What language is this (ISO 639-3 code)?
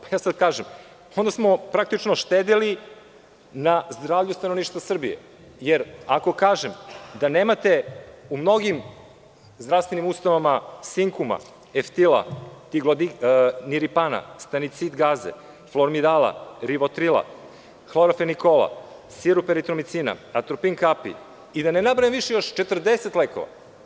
srp